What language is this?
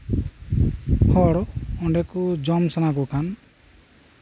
Santali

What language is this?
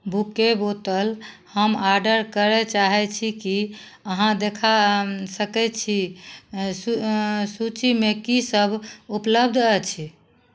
Maithili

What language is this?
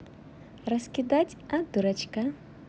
Russian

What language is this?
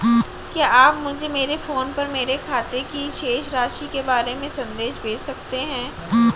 Hindi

